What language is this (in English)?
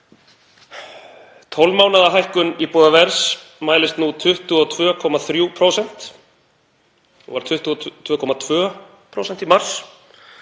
Icelandic